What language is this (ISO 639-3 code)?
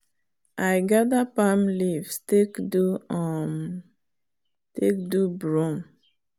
pcm